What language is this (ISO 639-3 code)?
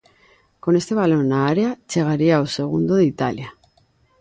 glg